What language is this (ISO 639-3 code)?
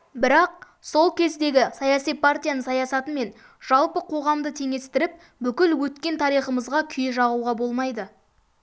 kaz